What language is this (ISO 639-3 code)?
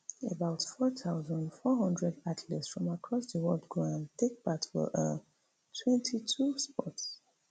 pcm